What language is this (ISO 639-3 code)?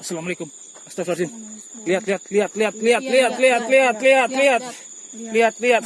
ind